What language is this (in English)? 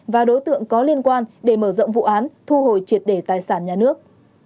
Vietnamese